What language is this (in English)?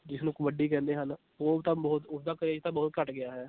Punjabi